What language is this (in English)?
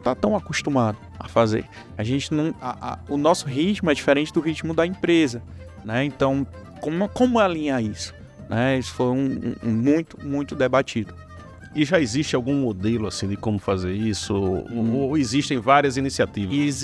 Portuguese